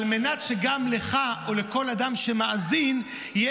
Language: Hebrew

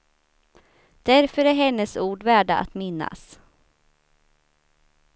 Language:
Swedish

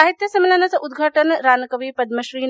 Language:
Marathi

